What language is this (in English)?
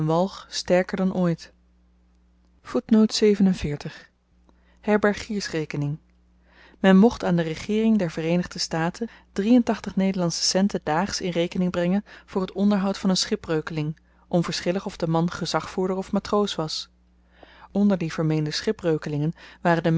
Dutch